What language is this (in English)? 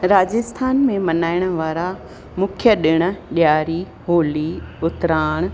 Sindhi